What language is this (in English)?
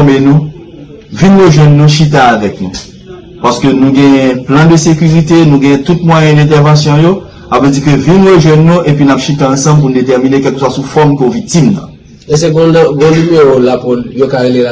French